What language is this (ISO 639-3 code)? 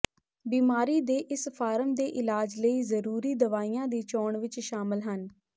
pan